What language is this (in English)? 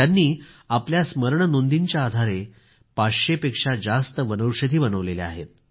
Marathi